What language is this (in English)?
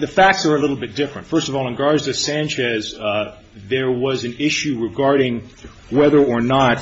English